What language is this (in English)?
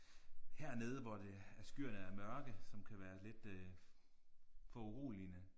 Danish